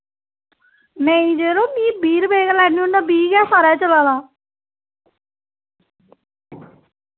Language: Dogri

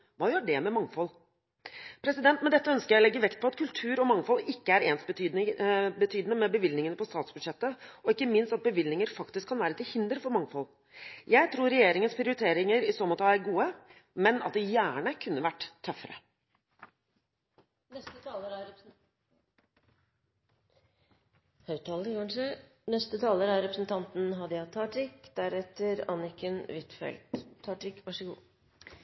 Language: Norwegian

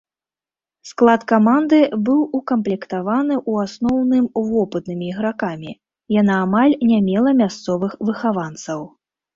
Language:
Belarusian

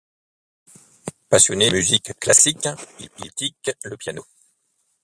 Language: French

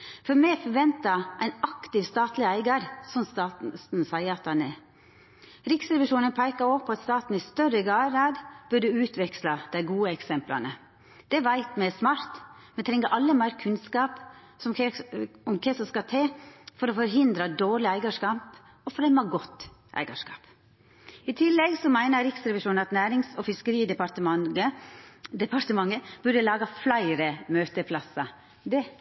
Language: Norwegian Nynorsk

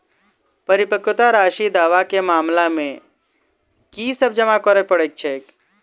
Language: Maithili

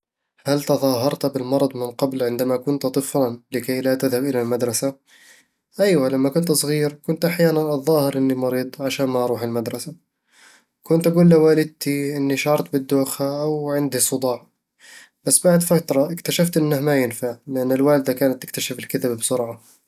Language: Eastern Egyptian Bedawi Arabic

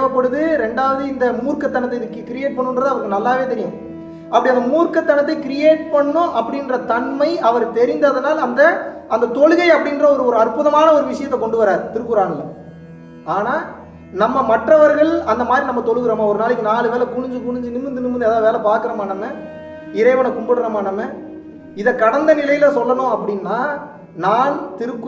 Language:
Tamil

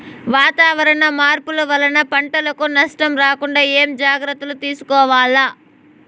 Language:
Telugu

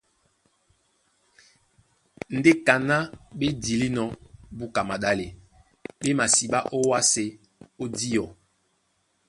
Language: Duala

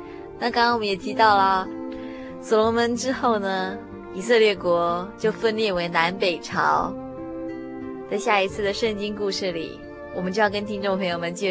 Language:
Chinese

